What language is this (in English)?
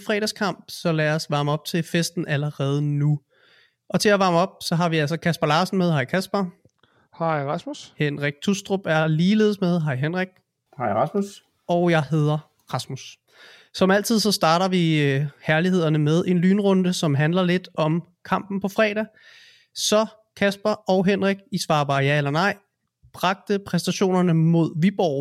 Danish